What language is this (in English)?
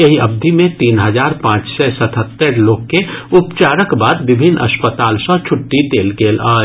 Maithili